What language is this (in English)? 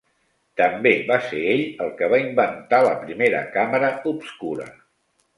Catalan